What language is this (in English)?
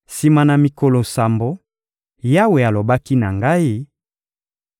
Lingala